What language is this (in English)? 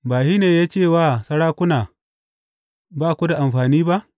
Hausa